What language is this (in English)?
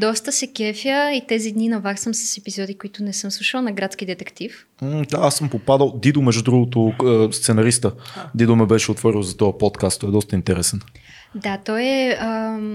Bulgarian